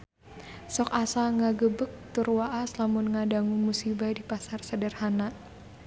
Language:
Sundanese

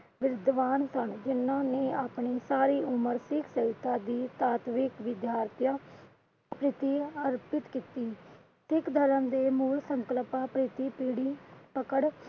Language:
Punjabi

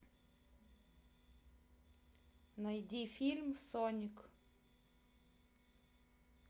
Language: Russian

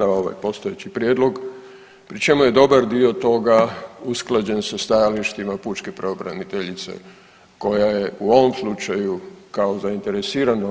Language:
Croatian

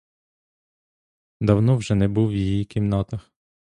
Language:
Ukrainian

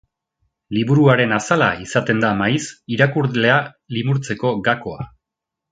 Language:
Basque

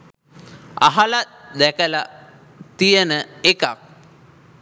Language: Sinhala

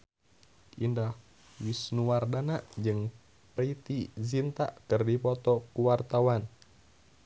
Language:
Sundanese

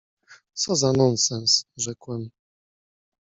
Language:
Polish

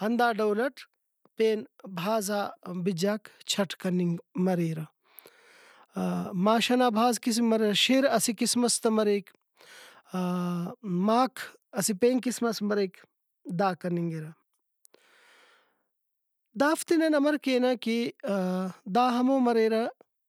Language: Brahui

